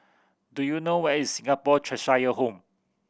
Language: English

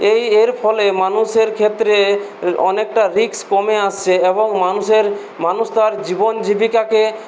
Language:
Bangla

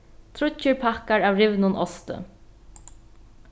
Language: Faroese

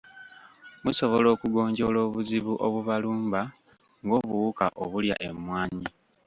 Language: Ganda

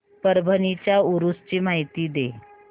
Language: Marathi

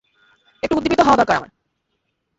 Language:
Bangla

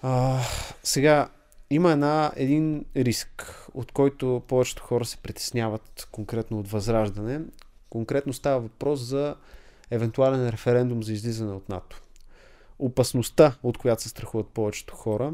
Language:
Bulgarian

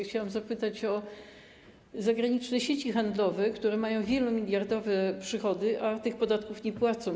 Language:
Polish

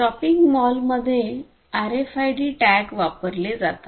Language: Marathi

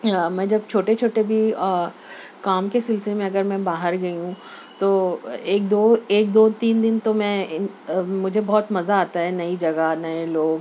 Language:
Urdu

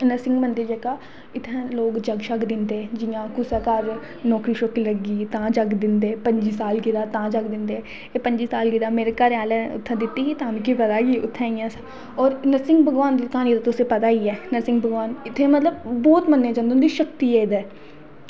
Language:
Dogri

